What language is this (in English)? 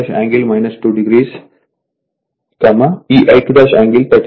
Telugu